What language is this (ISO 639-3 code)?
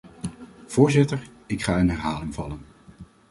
nld